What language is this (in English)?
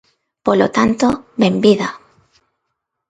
Galician